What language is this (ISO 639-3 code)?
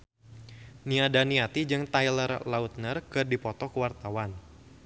sun